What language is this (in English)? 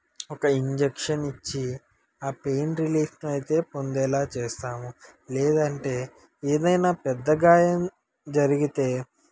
Telugu